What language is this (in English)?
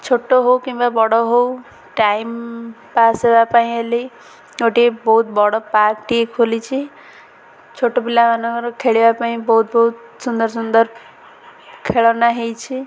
Odia